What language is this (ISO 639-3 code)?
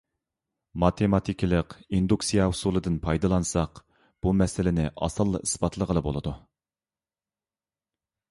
uig